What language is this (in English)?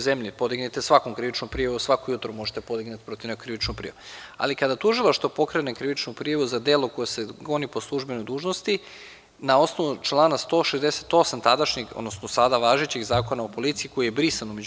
Serbian